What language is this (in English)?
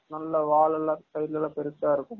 Tamil